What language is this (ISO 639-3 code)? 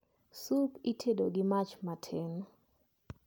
luo